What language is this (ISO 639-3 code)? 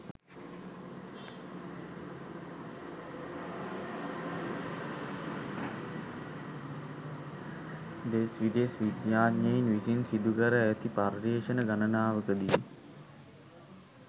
sin